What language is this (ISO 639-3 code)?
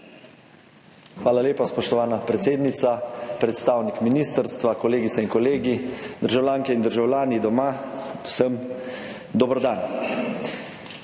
slv